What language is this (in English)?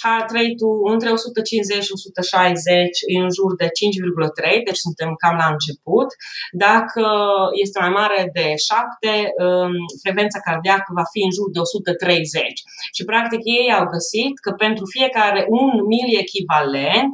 Romanian